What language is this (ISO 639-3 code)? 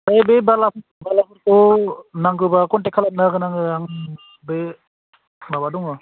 brx